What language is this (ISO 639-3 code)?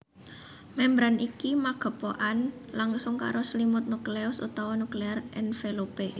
jav